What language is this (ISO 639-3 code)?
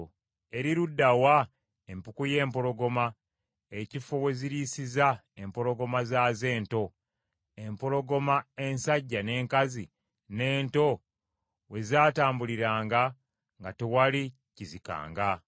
lug